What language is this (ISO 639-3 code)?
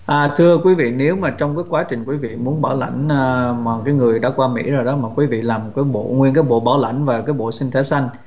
vie